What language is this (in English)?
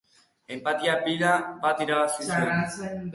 Basque